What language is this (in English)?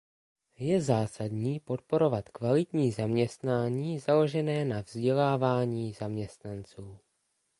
Czech